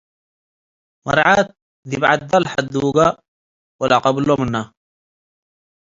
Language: Tigre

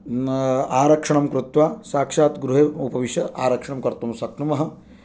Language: Sanskrit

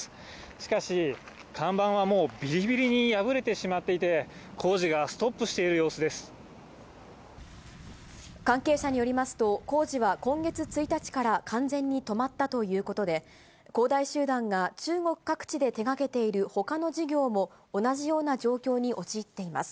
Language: Japanese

